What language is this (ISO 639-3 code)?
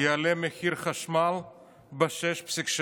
heb